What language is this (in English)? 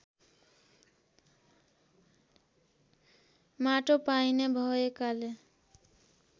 Nepali